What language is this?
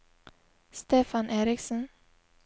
Norwegian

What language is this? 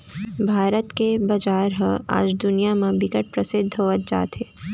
Chhattisgarhi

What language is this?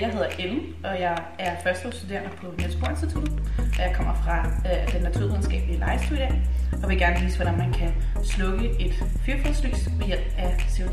Danish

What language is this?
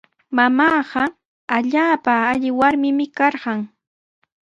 Sihuas Ancash Quechua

